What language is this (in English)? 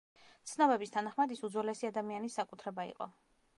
Georgian